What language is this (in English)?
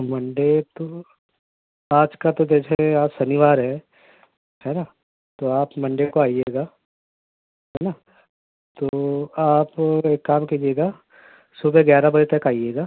Urdu